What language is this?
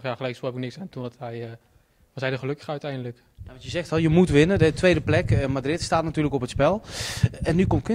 Dutch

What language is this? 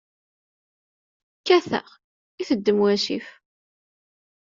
Kabyle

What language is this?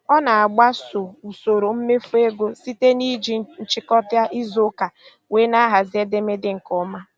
Igbo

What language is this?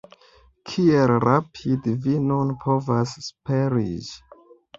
Esperanto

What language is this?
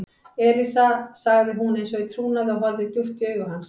Icelandic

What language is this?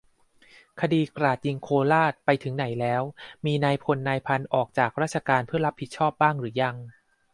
Thai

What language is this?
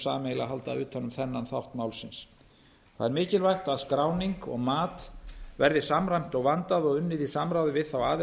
Icelandic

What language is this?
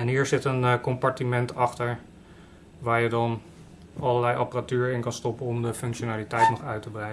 Dutch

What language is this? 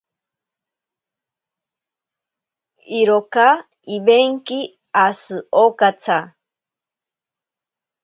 Ashéninka Perené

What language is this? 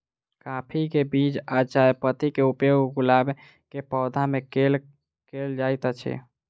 Maithili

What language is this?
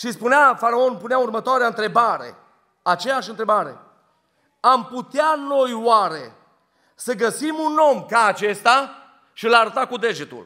Romanian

